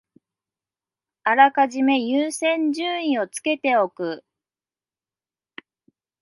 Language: Japanese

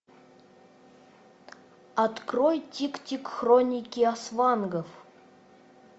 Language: Russian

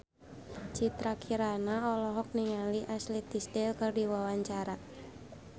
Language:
Sundanese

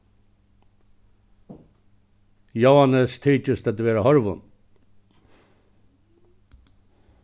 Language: Faroese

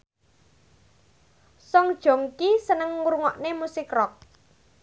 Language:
Javanese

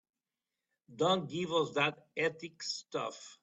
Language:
English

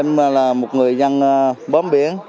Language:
Vietnamese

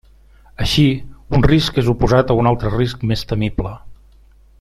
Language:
Catalan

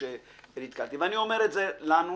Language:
Hebrew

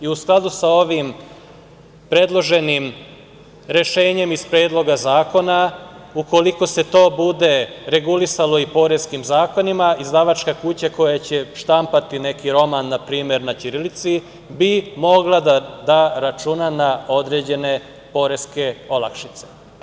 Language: Serbian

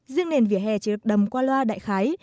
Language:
Vietnamese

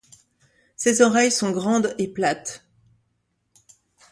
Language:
French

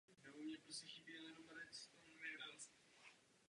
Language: Czech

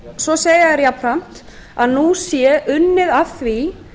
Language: Icelandic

